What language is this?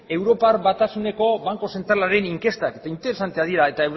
Basque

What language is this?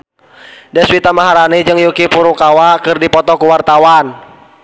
Sundanese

